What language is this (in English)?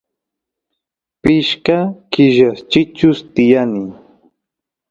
Santiago del Estero Quichua